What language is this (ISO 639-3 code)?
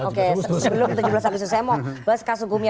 ind